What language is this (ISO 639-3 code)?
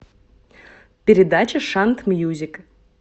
rus